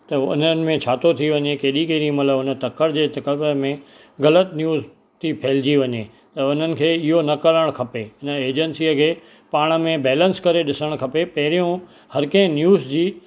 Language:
Sindhi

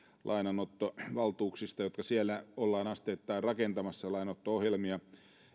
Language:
Finnish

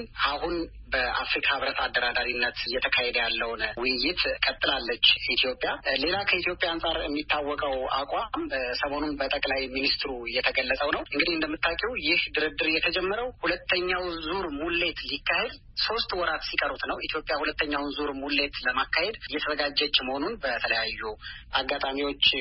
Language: Amharic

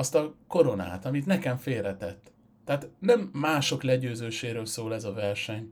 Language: Hungarian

